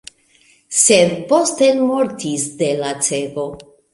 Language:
Esperanto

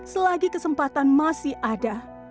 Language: Indonesian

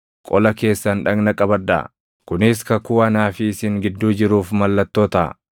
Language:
Oromo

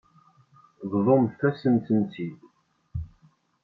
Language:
Kabyle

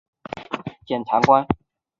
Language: Chinese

